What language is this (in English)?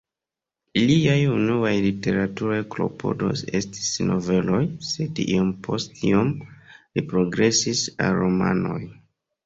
Esperanto